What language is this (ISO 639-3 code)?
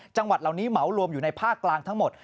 tha